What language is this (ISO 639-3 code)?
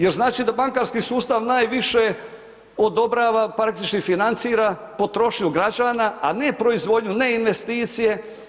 hrv